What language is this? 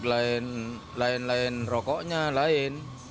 Indonesian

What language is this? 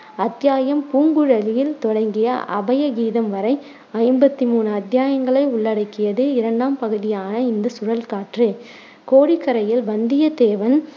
Tamil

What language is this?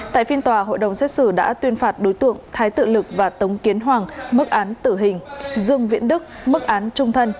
Vietnamese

